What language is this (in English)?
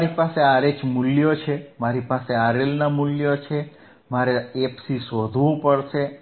Gujarati